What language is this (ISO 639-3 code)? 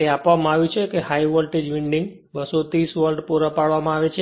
guj